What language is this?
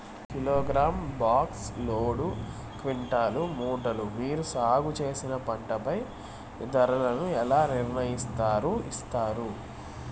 Telugu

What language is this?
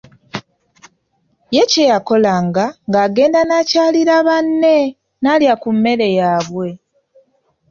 Ganda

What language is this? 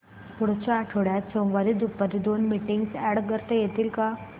Marathi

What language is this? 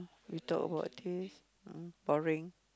English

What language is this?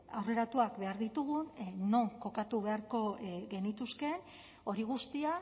Basque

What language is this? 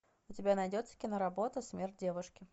Russian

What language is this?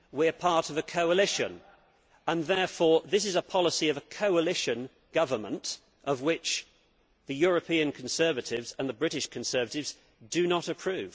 English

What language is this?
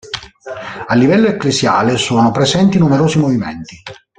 Italian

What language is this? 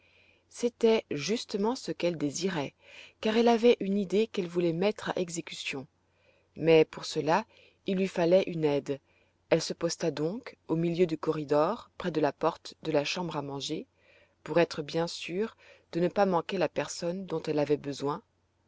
French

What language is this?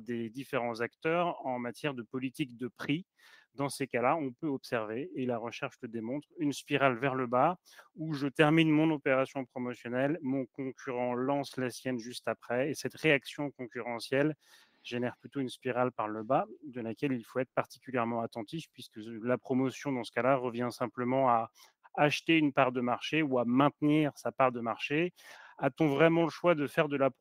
French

